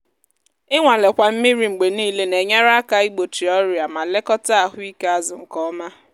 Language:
Igbo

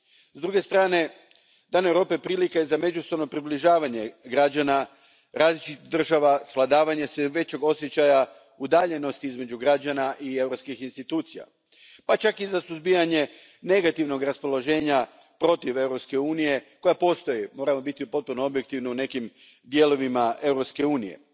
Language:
Croatian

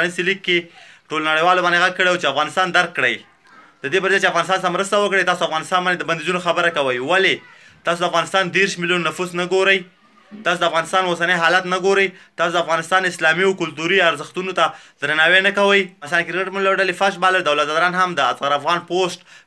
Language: Romanian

